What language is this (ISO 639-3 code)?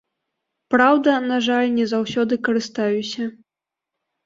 bel